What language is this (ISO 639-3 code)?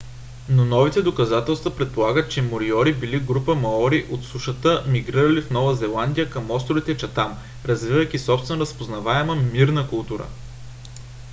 bul